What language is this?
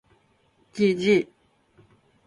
Japanese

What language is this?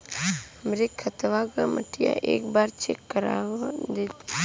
Bhojpuri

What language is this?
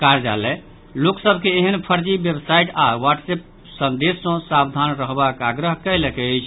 Maithili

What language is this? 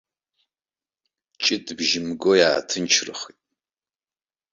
Abkhazian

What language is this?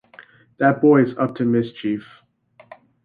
English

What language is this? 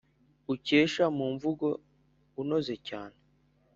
Kinyarwanda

